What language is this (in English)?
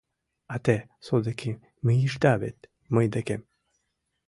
Mari